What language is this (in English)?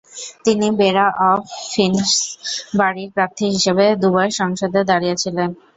Bangla